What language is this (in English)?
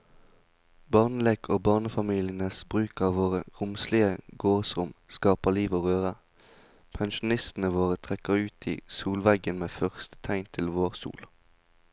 Norwegian